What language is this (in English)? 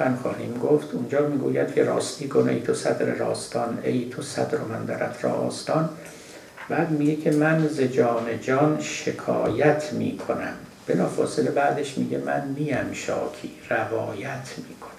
Persian